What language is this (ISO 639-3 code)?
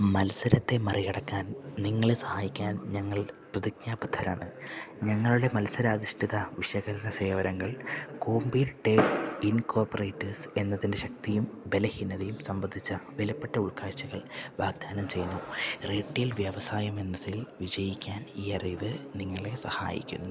mal